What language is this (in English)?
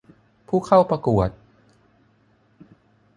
Thai